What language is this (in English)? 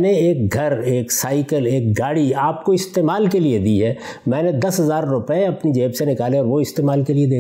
Urdu